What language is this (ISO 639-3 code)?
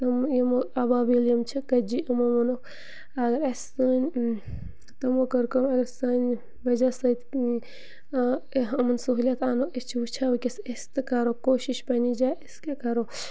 kas